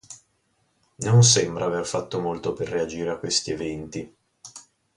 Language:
Italian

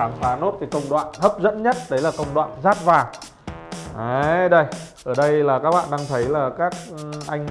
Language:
Vietnamese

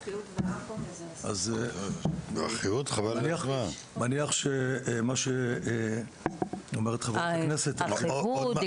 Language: Hebrew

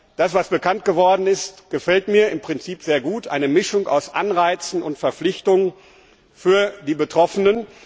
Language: German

